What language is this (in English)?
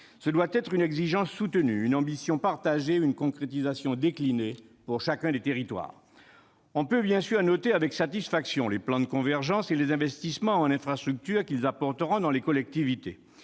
French